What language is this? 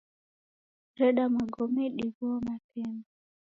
Taita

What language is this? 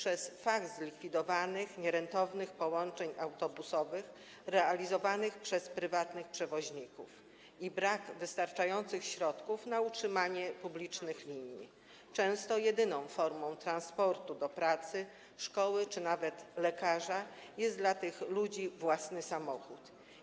Polish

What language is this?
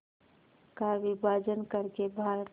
Hindi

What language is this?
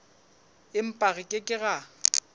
Southern Sotho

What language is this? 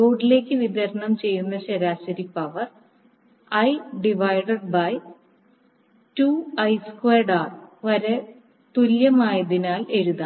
Malayalam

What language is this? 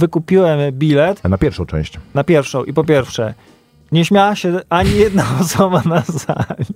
Polish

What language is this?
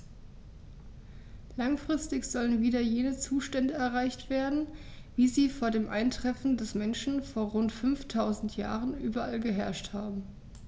German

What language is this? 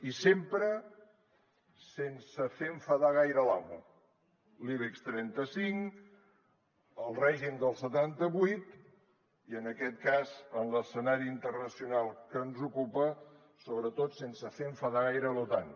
Catalan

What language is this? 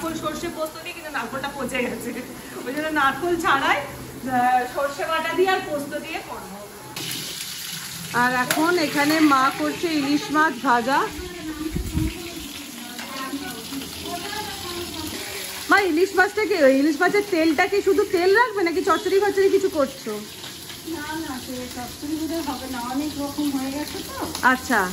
Hindi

